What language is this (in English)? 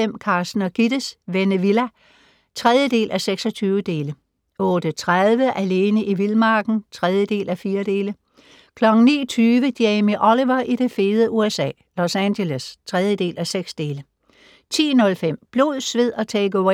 Danish